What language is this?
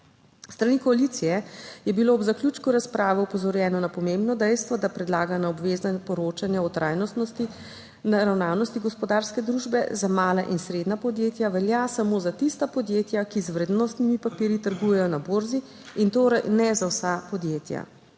Slovenian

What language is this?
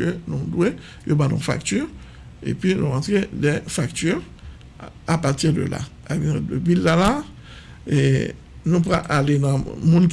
French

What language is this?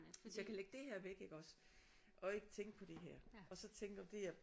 Danish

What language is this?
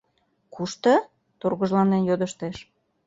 Mari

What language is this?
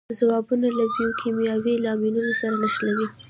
Pashto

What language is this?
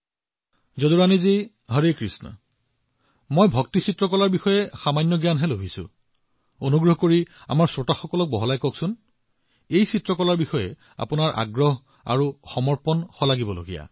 Assamese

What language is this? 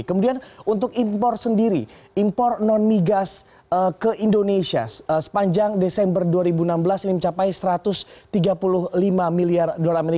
Indonesian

